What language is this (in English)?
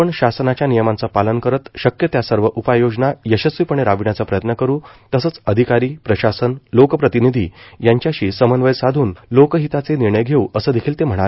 Marathi